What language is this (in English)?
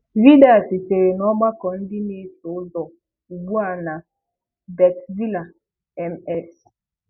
Igbo